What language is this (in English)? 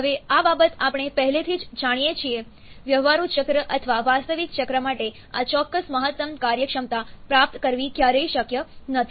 Gujarati